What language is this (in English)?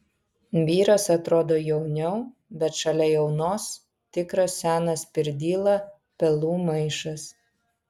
Lithuanian